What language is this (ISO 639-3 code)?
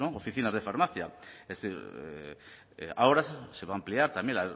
spa